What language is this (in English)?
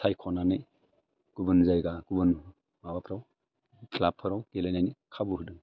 Bodo